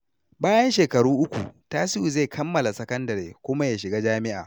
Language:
Hausa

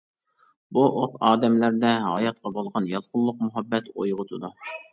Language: Uyghur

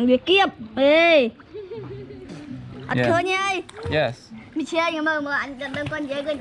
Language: Indonesian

